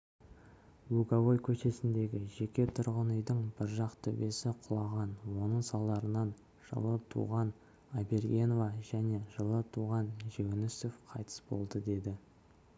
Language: Kazakh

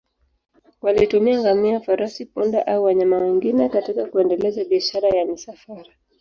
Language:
Swahili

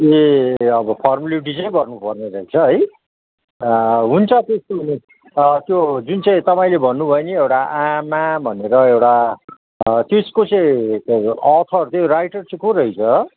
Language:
Nepali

